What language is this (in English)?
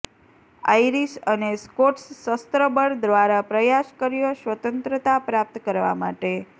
Gujarati